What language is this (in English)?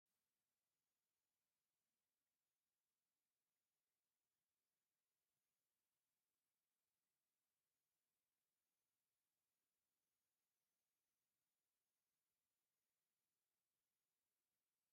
Tigrinya